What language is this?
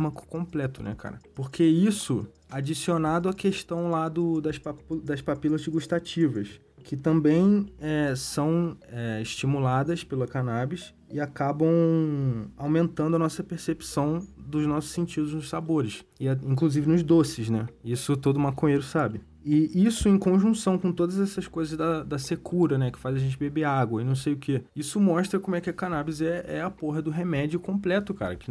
Portuguese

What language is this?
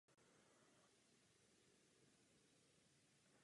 Czech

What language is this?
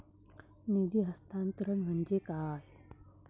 Marathi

